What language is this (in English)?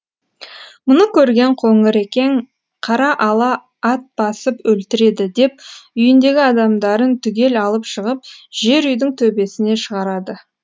Kazakh